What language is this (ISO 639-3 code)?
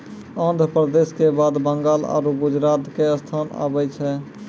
mai